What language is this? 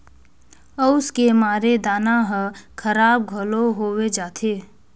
Chhattisgarhi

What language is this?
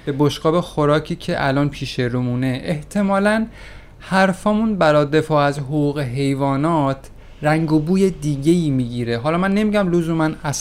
Persian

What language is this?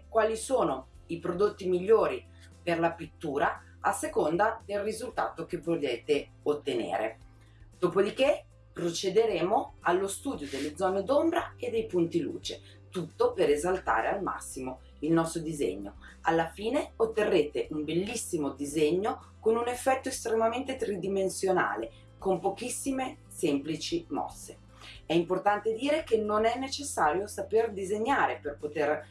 Italian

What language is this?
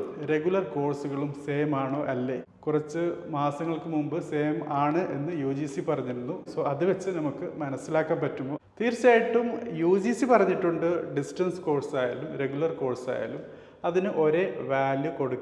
Malayalam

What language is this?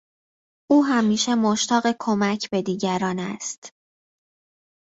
Persian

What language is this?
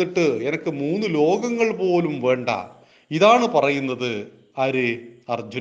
Malayalam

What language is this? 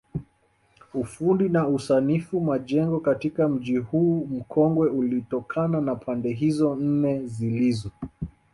Swahili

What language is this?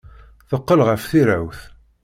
Kabyle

